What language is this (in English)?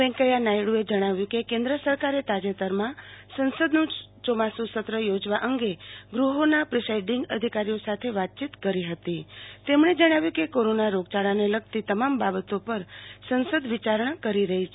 Gujarati